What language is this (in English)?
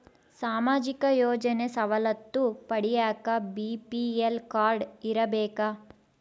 Kannada